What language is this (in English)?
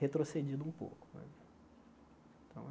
Portuguese